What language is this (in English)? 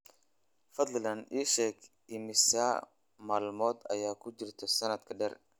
Somali